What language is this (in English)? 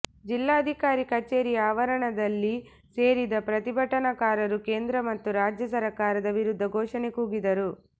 Kannada